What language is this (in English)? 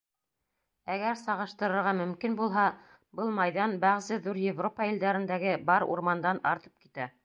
Bashkir